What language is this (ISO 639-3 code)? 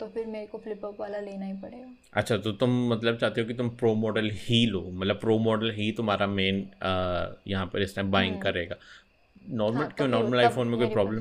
hin